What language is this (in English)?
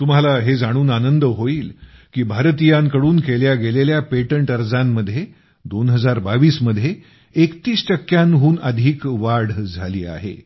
Marathi